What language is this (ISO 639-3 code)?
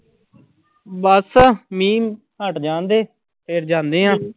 pan